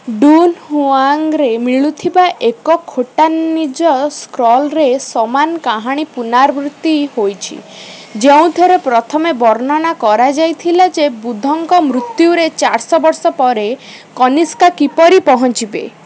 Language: Odia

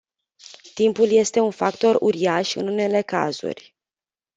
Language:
Romanian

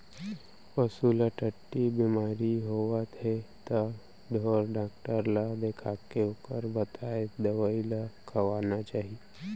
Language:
Chhattisgarhi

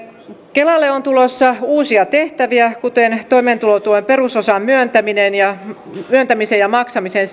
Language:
Finnish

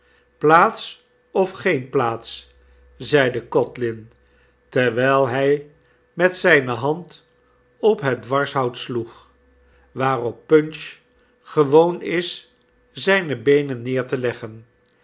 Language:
Dutch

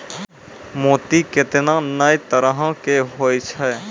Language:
Maithili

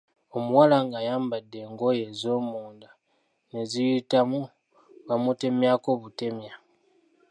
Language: Ganda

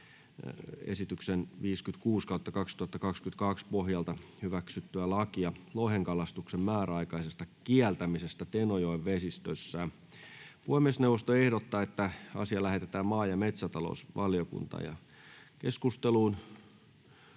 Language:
Finnish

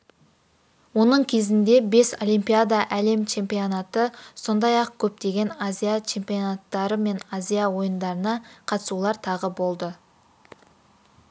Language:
Kazakh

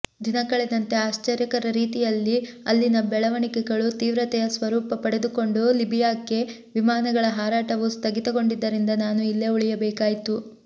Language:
Kannada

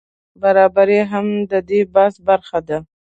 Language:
Pashto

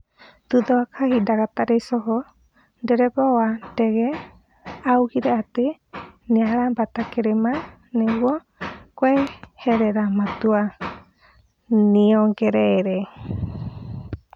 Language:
Kikuyu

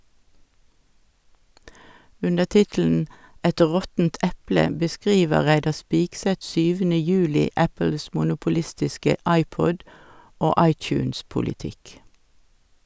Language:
Norwegian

